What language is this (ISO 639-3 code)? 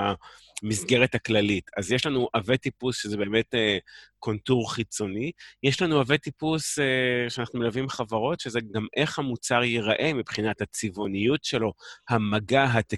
heb